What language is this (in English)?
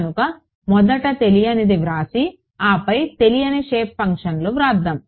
Telugu